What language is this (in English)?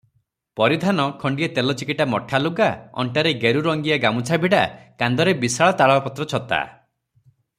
Odia